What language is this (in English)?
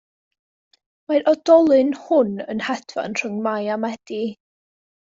Welsh